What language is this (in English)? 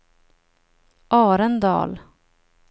Swedish